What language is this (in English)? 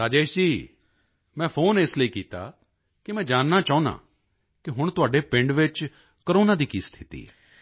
Punjabi